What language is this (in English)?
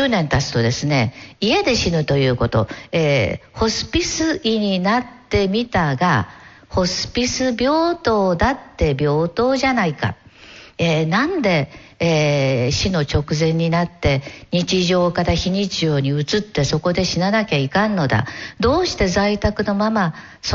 Japanese